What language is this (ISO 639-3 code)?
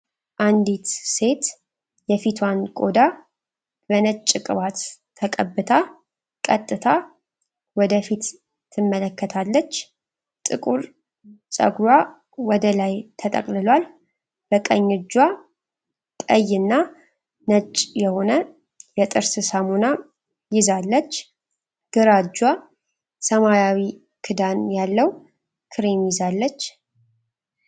amh